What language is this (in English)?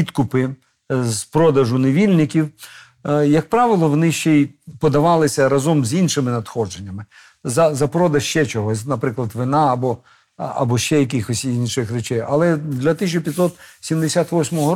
Ukrainian